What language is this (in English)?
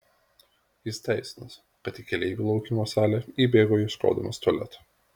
Lithuanian